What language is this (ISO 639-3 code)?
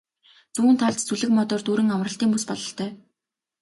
mon